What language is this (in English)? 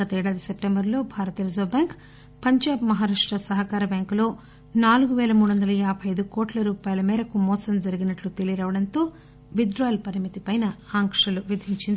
Telugu